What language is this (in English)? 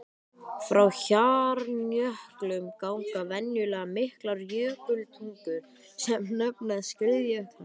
Icelandic